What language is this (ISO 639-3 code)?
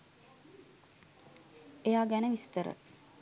sin